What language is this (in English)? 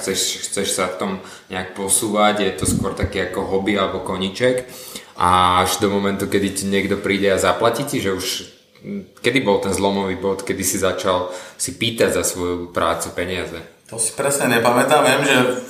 Slovak